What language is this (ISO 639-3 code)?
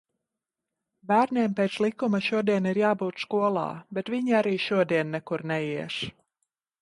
lav